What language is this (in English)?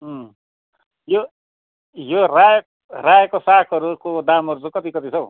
Nepali